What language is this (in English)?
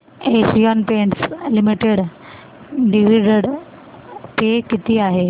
Marathi